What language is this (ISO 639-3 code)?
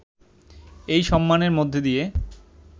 ben